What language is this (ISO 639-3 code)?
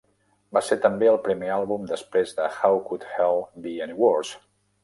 cat